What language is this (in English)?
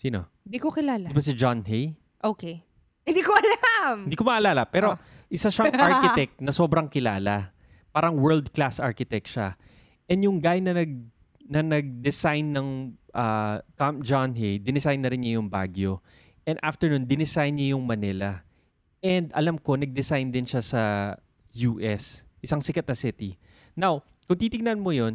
Filipino